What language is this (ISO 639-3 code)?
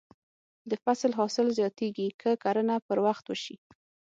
pus